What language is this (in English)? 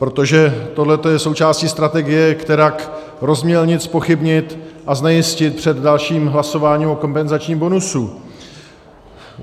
Czech